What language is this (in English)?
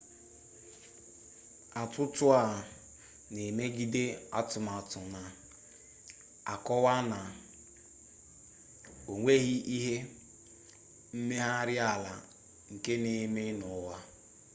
Igbo